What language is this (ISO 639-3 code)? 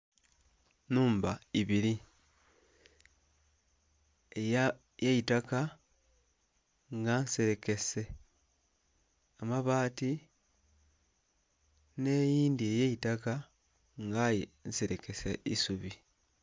xog